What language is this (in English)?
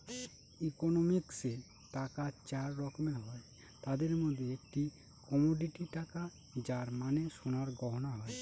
Bangla